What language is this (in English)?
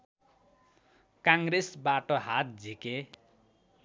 Nepali